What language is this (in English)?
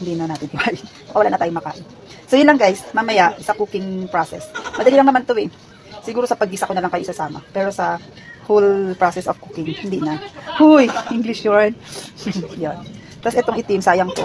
Filipino